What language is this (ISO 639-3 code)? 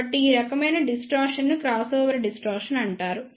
tel